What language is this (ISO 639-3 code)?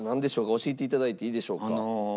jpn